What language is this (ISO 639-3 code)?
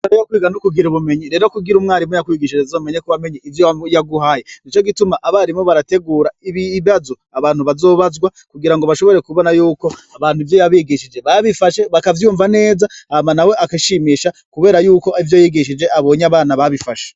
run